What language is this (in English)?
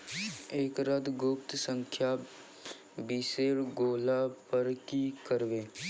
Maithili